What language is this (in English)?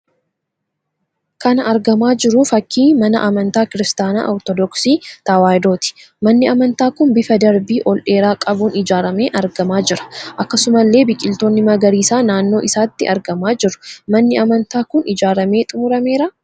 Oromo